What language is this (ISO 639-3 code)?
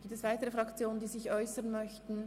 gsw